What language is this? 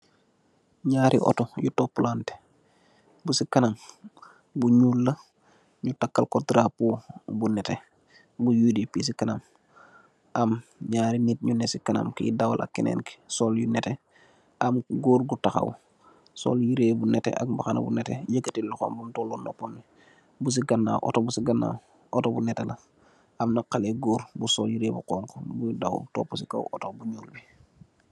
Wolof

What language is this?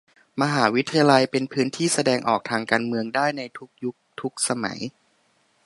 Thai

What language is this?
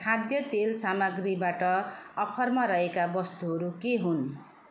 Nepali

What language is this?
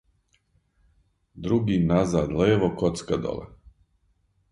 Serbian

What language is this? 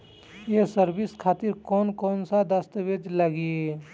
Bhojpuri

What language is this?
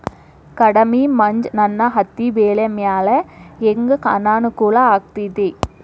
Kannada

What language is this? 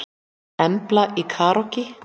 Icelandic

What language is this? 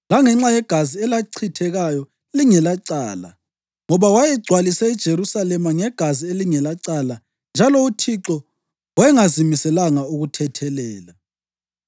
North Ndebele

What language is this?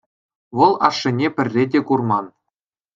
Chuvash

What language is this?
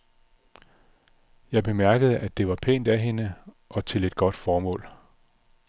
Danish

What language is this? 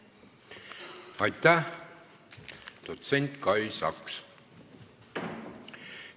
Estonian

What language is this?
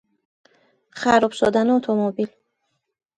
Persian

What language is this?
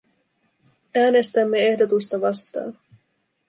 Finnish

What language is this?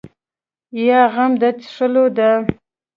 Pashto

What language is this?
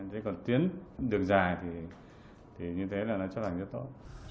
Vietnamese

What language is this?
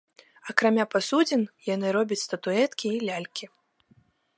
Belarusian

